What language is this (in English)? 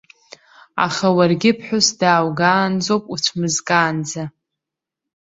Abkhazian